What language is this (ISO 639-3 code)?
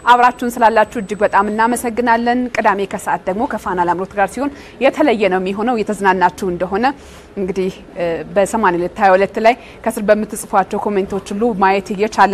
ara